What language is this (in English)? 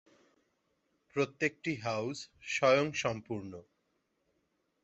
Bangla